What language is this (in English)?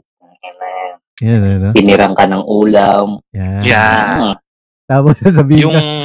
Filipino